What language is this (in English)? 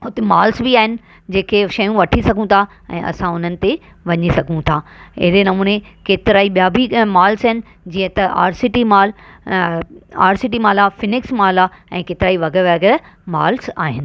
Sindhi